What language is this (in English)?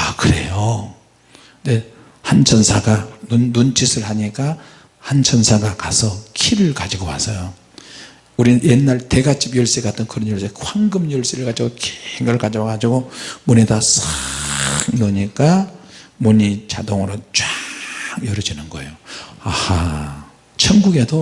Korean